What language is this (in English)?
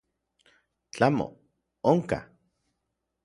Orizaba Nahuatl